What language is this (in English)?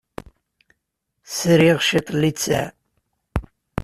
Kabyle